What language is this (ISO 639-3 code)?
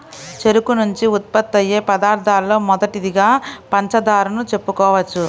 tel